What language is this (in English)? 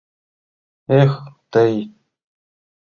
Mari